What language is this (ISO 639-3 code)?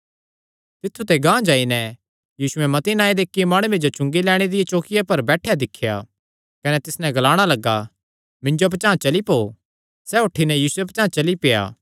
xnr